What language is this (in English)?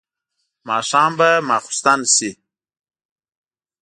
Pashto